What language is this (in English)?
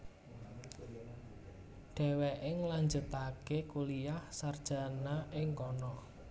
Javanese